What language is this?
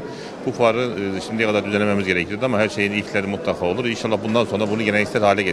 Turkish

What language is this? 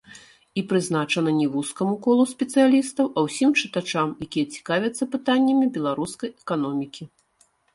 Belarusian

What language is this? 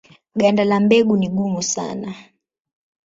Swahili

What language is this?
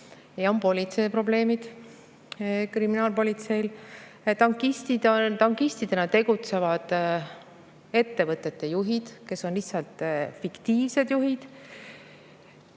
Estonian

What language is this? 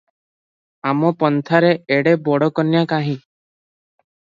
Odia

